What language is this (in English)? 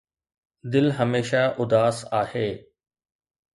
Sindhi